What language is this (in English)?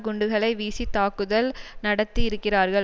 Tamil